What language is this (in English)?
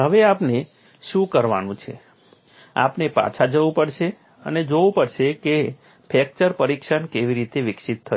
Gujarati